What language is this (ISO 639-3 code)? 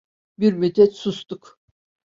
tur